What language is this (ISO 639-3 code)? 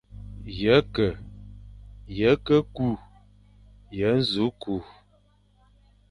fan